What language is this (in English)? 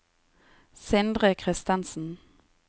Norwegian